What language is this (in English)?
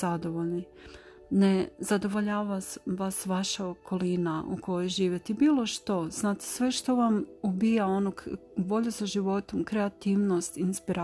Croatian